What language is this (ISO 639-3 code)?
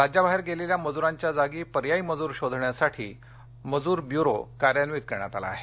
mar